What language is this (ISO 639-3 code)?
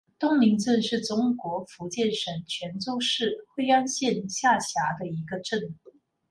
zho